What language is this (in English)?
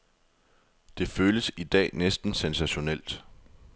Danish